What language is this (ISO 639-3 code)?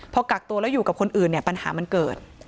tha